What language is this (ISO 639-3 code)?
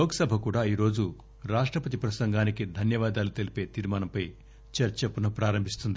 tel